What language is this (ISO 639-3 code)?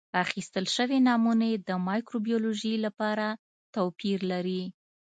pus